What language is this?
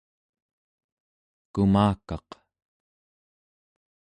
Central Yupik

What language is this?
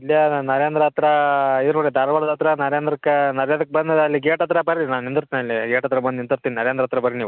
Kannada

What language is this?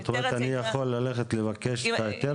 Hebrew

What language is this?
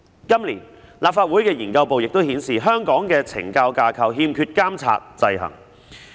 Cantonese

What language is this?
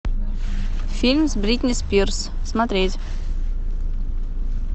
Russian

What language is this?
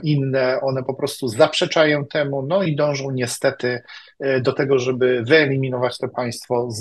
Polish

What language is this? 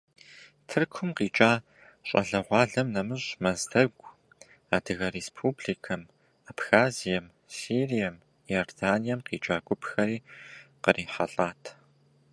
Kabardian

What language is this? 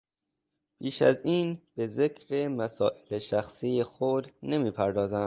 Persian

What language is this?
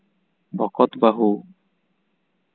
Santali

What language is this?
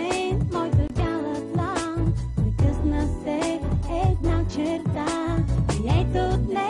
Romanian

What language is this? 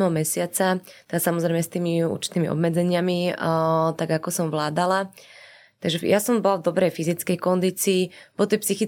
Slovak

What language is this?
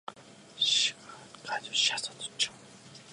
Japanese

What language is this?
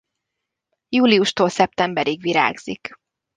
Hungarian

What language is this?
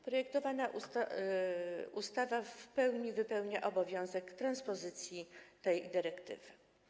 Polish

